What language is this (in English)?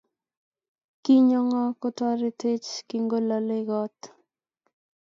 Kalenjin